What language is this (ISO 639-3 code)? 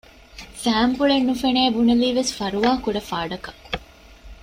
div